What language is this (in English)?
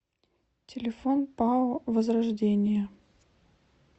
Russian